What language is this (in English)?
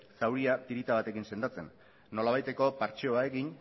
Basque